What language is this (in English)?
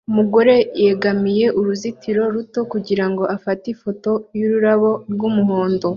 Kinyarwanda